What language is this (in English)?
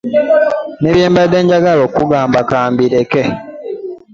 Ganda